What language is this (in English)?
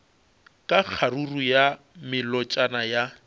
Northern Sotho